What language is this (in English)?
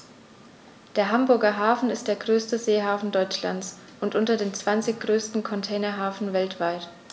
German